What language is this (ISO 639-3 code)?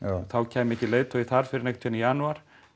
isl